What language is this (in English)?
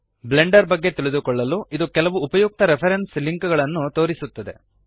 Kannada